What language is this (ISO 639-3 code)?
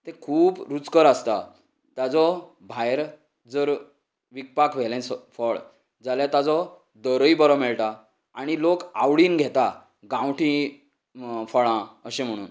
kok